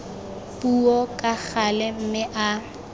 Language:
Tswana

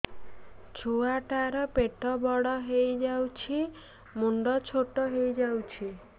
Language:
Odia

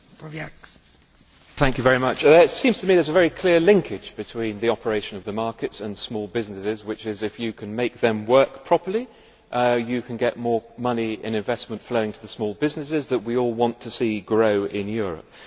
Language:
English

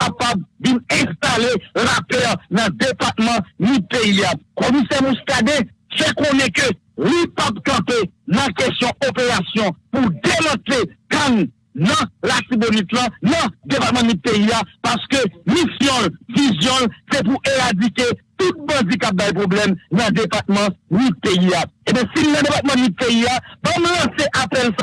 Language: French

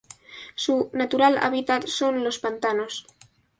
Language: Spanish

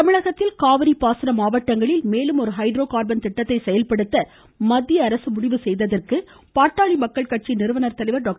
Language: Tamil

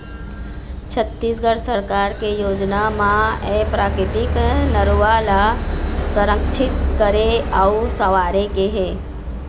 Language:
Chhattisgarhi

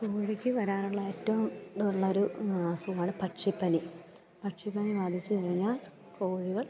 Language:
Malayalam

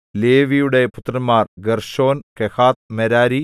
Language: Malayalam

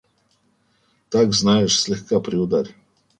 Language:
Russian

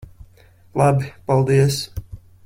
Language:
Latvian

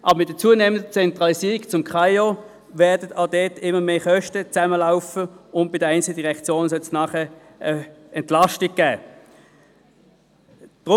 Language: Swiss German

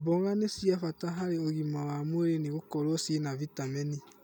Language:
Kikuyu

